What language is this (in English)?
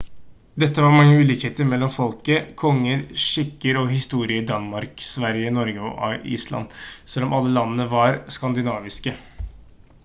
Norwegian Bokmål